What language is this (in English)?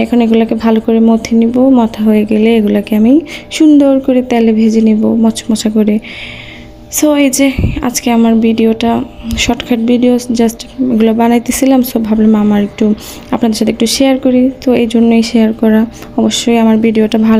Thai